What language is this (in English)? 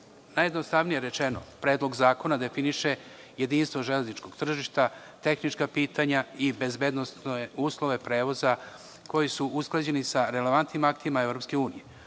Serbian